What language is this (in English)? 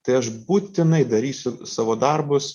Lithuanian